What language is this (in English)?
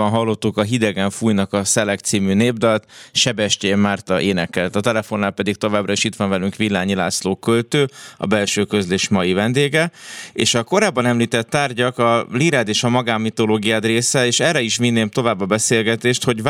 Hungarian